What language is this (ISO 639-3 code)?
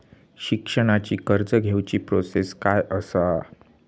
mar